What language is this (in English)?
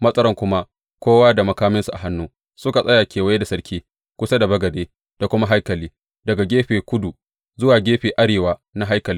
Hausa